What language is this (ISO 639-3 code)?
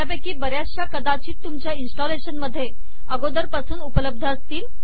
mar